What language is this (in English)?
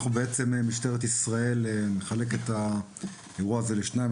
Hebrew